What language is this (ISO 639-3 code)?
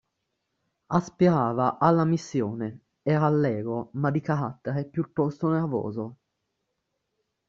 ita